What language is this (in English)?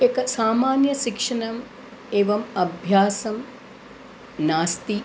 Sanskrit